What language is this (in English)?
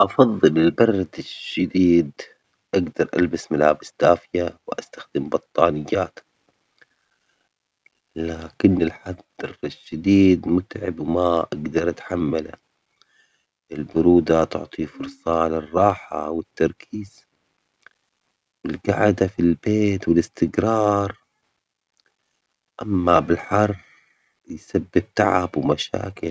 Omani Arabic